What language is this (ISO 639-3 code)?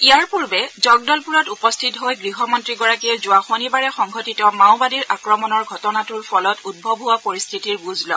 asm